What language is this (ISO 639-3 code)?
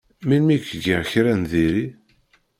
kab